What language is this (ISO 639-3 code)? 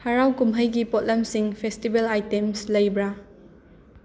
mni